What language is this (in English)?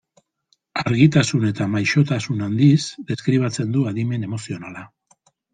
Basque